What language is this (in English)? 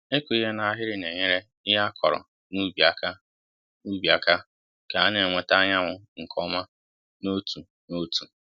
Igbo